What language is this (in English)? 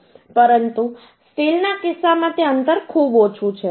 Gujarati